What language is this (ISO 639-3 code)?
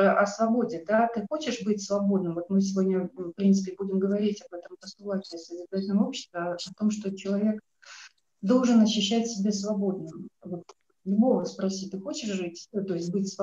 rus